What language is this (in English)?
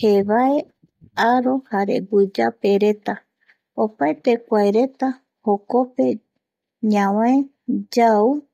Eastern Bolivian Guaraní